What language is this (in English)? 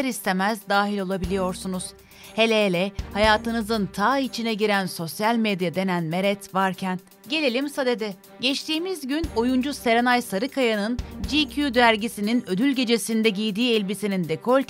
Turkish